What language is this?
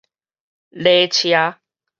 Min Nan Chinese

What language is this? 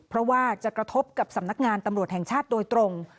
Thai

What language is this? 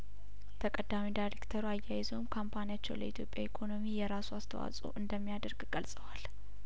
Amharic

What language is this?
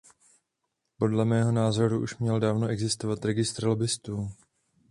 Czech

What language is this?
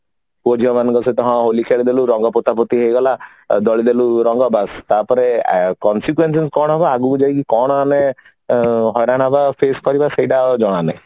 Odia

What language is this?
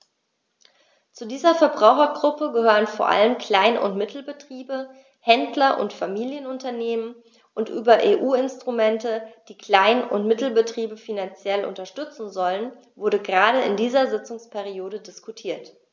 German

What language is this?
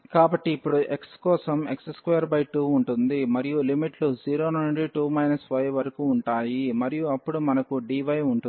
Telugu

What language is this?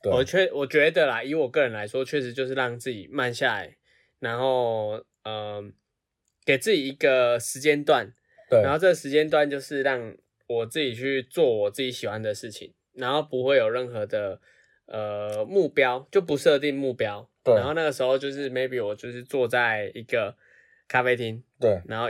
Chinese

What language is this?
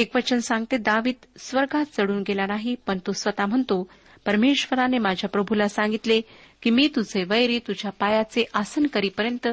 Marathi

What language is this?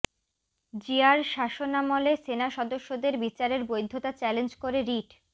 Bangla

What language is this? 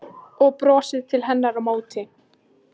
Icelandic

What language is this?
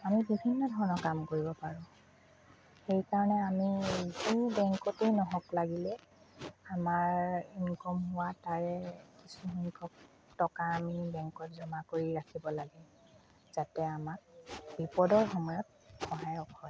Assamese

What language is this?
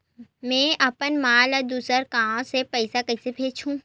Chhattisgarhi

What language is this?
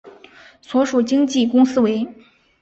Chinese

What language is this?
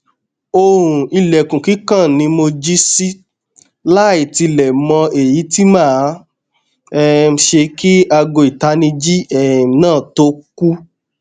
Yoruba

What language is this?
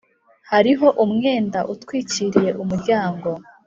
Kinyarwanda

